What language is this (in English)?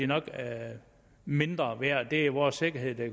Danish